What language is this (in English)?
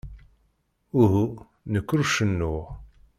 Kabyle